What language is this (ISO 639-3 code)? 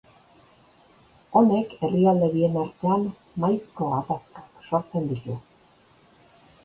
eus